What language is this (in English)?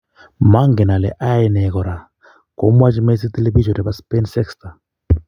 Kalenjin